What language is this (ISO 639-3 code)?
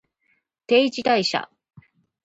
jpn